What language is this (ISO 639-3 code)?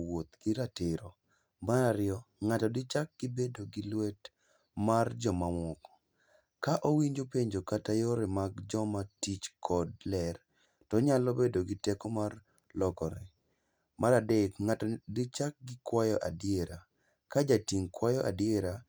luo